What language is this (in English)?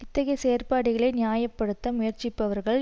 Tamil